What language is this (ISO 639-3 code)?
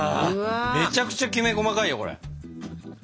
jpn